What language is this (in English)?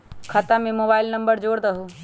Magahi